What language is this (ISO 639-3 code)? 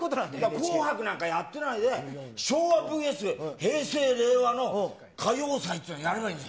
jpn